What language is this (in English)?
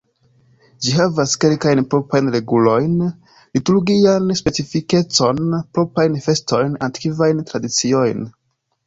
Esperanto